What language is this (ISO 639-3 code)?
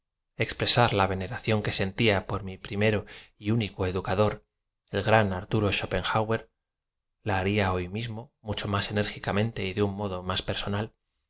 spa